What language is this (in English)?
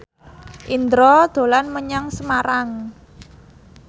Javanese